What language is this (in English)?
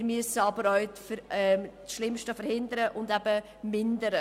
Swiss German